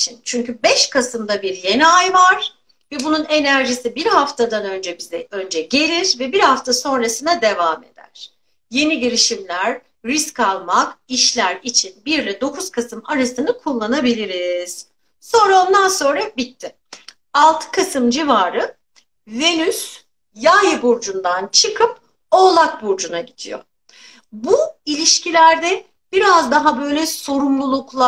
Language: Turkish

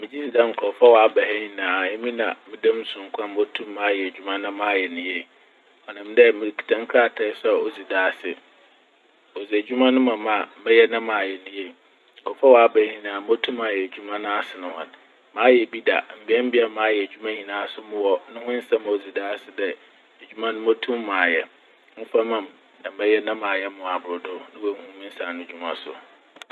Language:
Akan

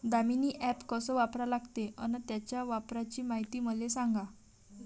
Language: Marathi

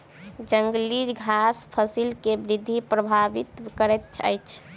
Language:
Maithili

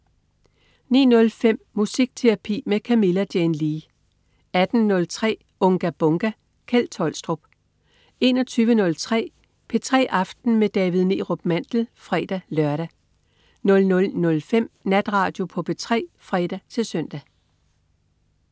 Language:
Danish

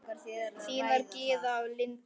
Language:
Icelandic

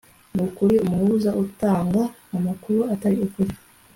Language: Kinyarwanda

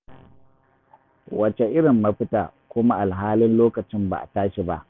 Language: Hausa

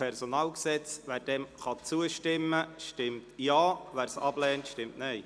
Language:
Swiss German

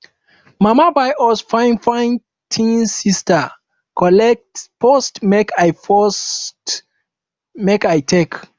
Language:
Nigerian Pidgin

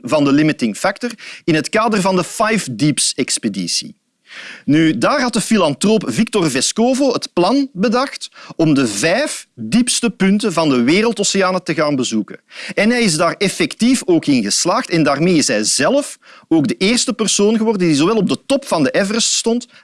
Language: Dutch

